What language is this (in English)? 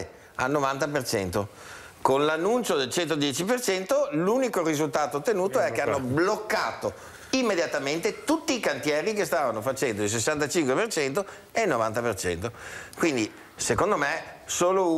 Italian